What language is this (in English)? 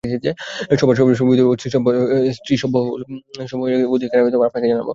Bangla